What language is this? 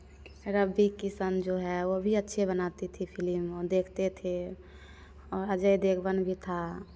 Hindi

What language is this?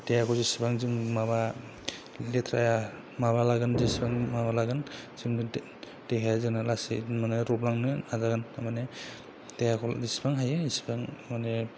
Bodo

